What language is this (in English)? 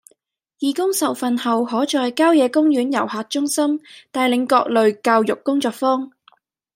Cantonese